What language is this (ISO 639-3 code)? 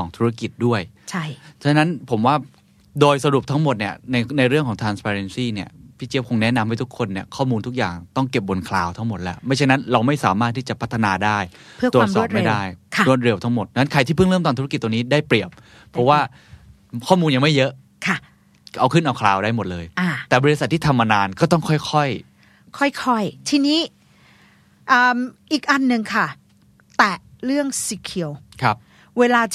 tha